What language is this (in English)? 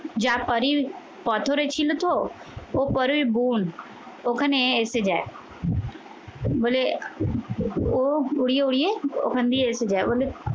Bangla